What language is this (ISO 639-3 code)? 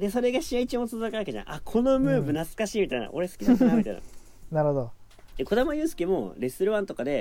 jpn